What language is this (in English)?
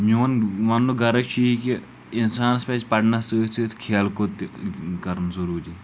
Kashmiri